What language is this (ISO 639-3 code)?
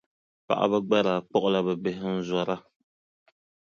dag